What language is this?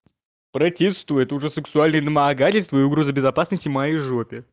Russian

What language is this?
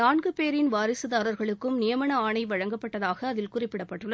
Tamil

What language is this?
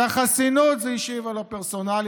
Hebrew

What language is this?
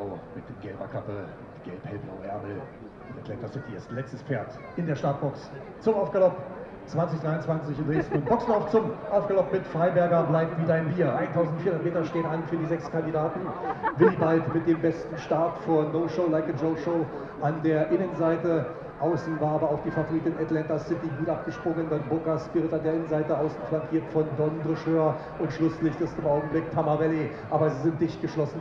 German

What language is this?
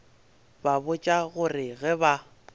Northern Sotho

